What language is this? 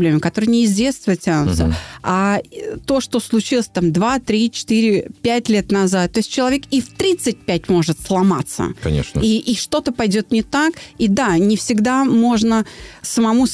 Russian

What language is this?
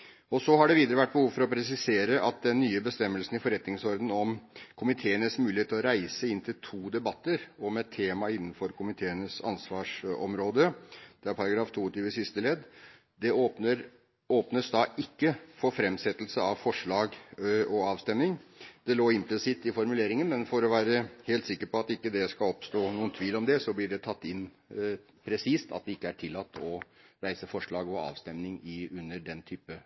Norwegian Bokmål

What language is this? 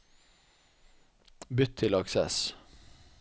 Norwegian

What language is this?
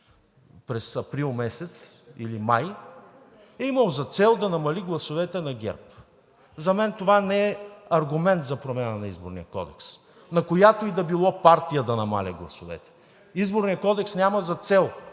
Bulgarian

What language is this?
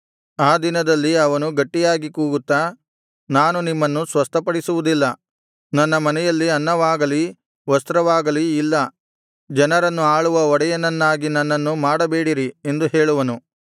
Kannada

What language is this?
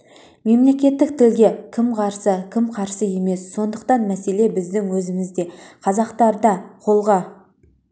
Kazakh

